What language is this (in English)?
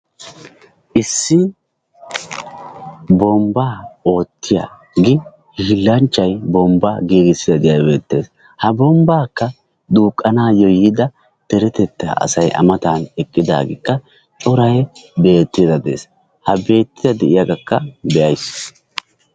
Wolaytta